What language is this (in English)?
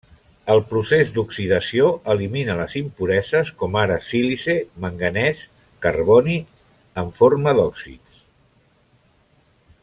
Catalan